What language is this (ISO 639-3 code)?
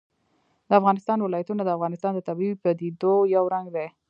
pus